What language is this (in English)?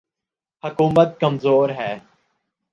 Urdu